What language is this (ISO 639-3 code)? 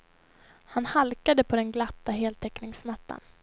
swe